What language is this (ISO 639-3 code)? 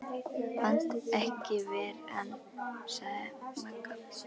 isl